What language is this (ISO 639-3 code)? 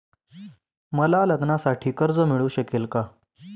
mar